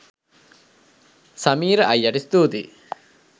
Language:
Sinhala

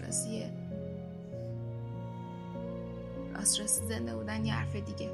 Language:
Persian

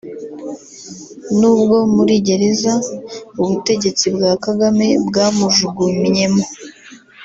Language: Kinyarwanda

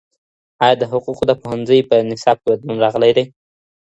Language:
Pashto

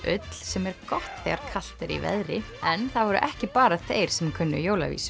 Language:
Icelandic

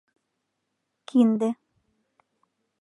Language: Mari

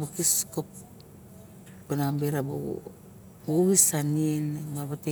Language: Barok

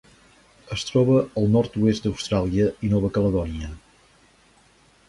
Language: Catalan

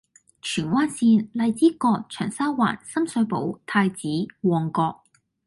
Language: Cantonese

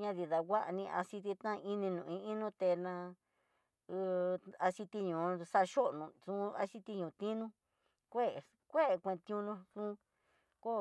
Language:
Tidaá Mixtec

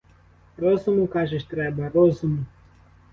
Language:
Ukrainian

